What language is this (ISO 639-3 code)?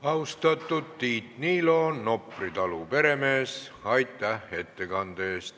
est